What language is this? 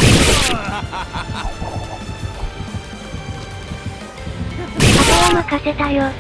Japanese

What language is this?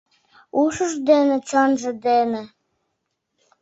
Mari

